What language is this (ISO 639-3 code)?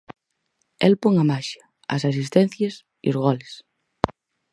glg